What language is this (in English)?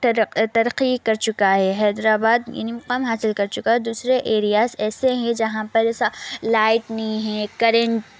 Urdu